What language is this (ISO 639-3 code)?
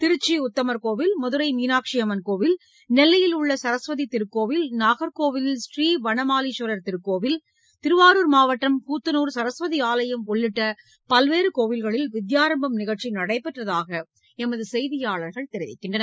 tam